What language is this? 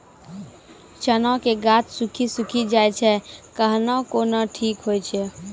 Maithili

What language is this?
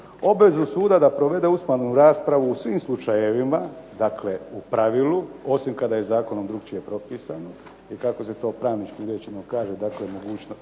Croatian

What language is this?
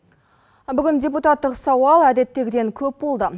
Kazakh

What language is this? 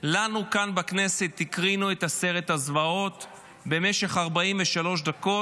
Hebrew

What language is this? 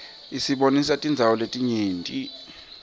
Swati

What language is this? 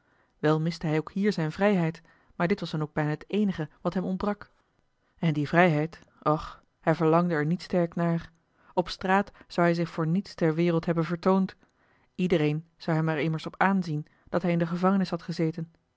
Dutch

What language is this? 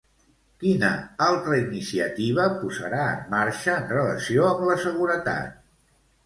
Catalan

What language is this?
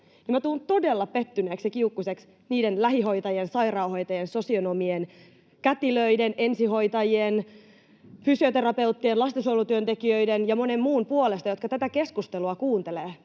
Finnish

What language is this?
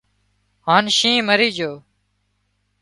Wadiyara Koli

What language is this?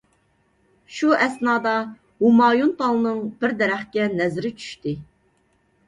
Uyghur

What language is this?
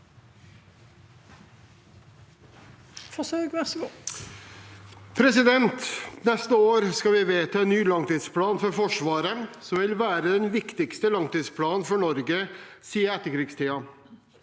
Norwegian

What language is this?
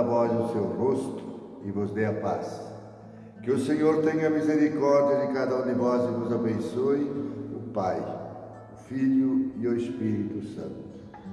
Portuguese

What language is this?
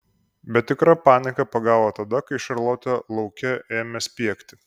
Lithuanian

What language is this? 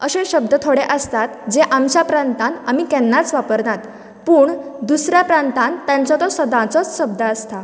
Konkani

